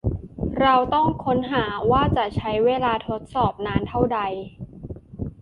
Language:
Thai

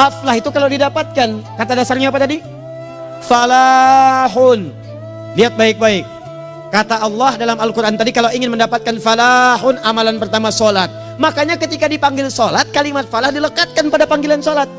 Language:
Indonesian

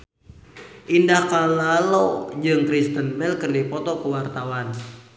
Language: Sundanese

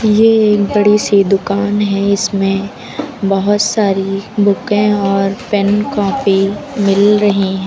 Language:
Hindi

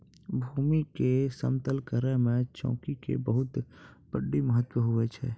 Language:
Maithili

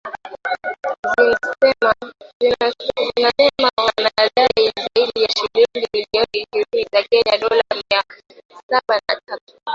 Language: Swahili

